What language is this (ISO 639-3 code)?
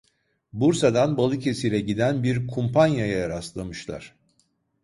tur